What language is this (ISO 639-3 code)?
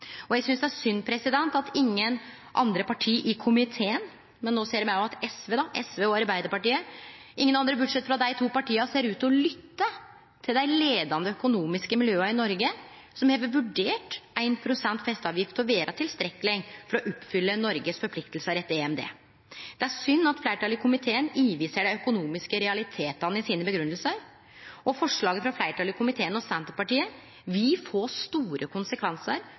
nno